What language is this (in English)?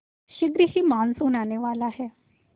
Hindi